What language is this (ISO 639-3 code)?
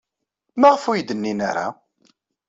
kab